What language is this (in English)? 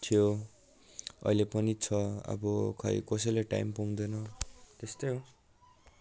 Nepali